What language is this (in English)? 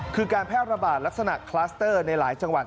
Thai